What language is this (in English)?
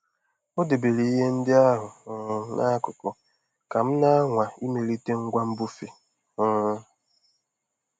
Igbo